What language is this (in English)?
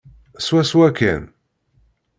Kabyle